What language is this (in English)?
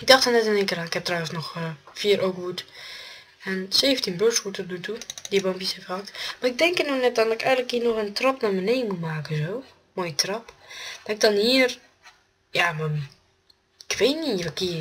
Dutch